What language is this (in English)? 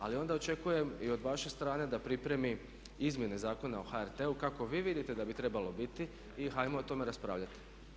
Croatian